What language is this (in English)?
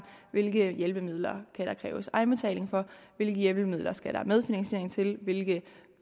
Danish